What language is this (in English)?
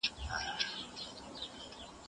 Pashto